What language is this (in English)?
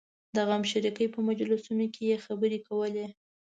Pashto